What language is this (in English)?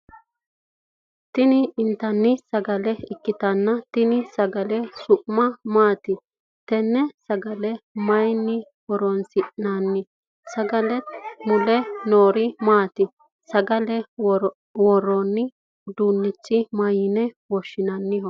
Sidamo